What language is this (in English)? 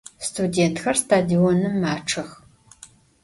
Adyghe